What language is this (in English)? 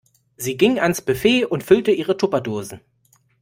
German